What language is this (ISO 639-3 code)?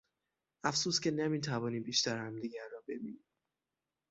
fas